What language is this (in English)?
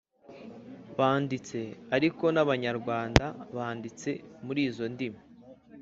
Kinyarwanda